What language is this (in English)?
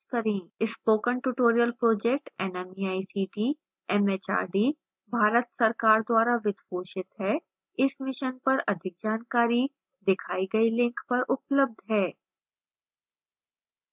Hindi